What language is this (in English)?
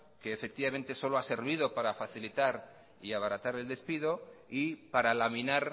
Spanish